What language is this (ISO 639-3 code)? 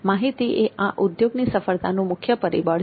guj